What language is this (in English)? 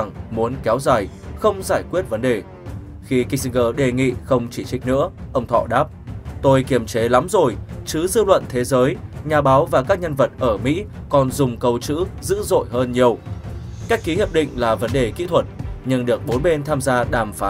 Vietnamese